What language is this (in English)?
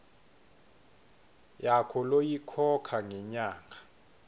Swati